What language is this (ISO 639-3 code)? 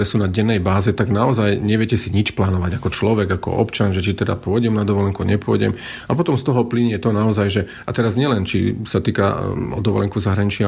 slk